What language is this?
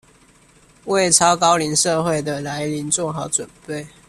Chinese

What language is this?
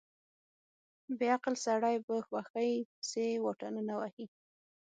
Pashto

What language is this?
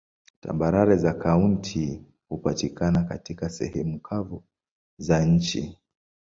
Swahili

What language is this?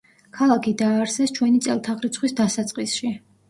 Georgian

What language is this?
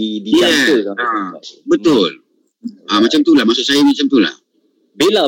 Malay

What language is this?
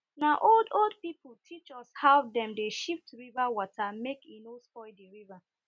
Nigerian Pidgin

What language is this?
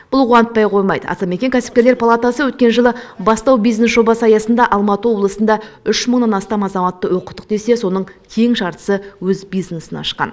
Kazakh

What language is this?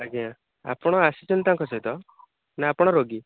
Odia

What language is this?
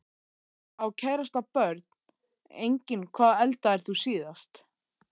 Icelandic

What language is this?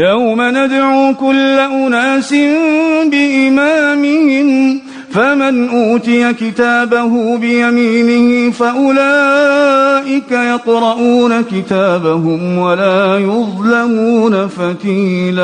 Arabic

